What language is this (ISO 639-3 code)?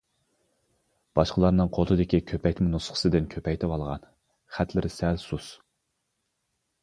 uig